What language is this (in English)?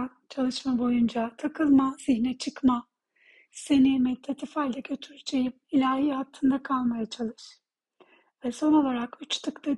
Turkish